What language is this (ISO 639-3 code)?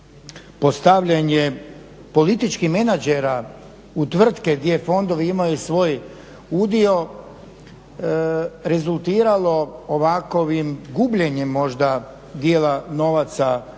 hrv